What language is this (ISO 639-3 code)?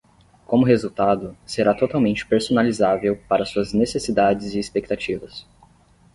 por